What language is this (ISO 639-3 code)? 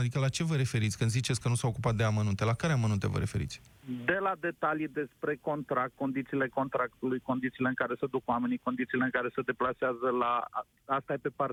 ron